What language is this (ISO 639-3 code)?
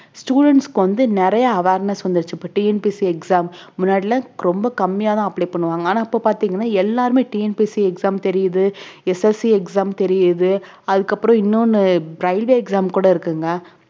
tam